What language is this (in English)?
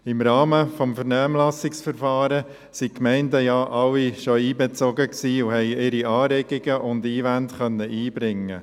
Swiss German